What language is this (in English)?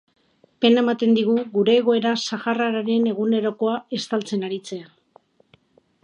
Basque